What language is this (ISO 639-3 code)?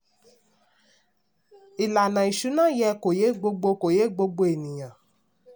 yor